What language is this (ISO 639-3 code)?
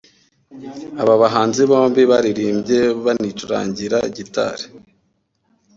kin